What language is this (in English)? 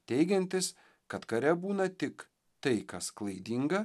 Lithuanian